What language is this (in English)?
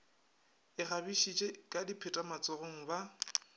Northern Sotho